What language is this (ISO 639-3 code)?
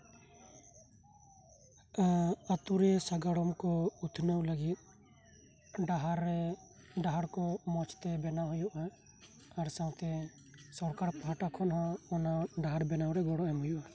sat